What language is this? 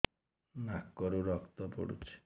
Odia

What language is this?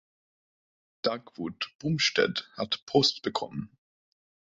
German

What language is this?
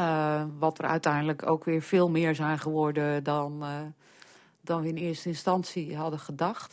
Dutch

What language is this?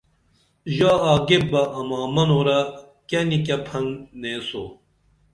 Dameli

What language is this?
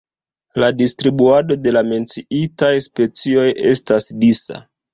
Esperanto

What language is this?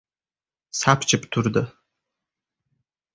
Uzbek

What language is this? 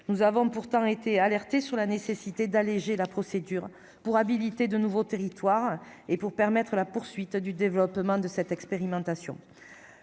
French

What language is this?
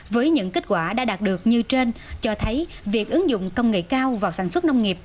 Vietnamese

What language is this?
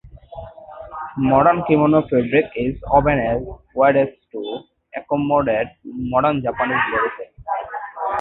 English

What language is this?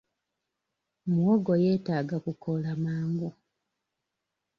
Ganda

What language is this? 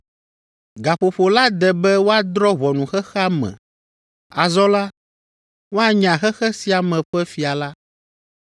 Ewe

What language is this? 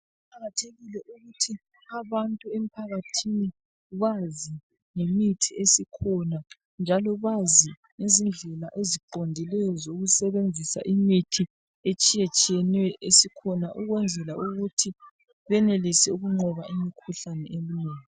North Ndebele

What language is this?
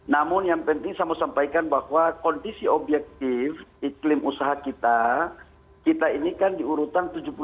Indonesian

